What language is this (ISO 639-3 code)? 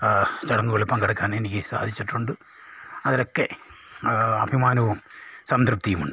mal